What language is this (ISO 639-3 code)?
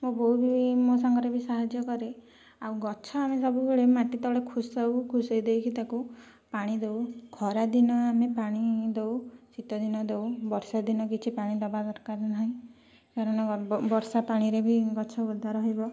ori